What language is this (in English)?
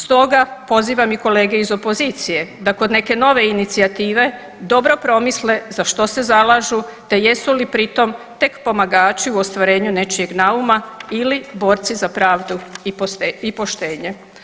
Croatian